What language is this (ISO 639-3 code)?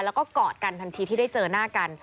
tha